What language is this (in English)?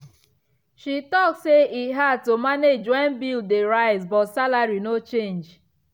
Nigerian Pidgin